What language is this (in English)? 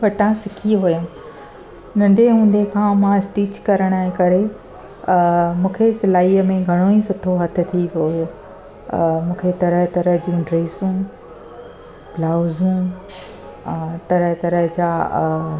Sindhi